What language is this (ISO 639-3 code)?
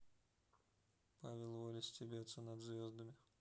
rus